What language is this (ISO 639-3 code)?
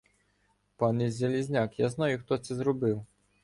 ukr